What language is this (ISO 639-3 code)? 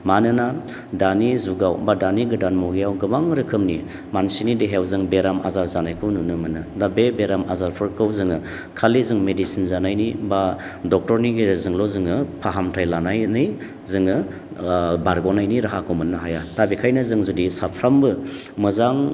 brx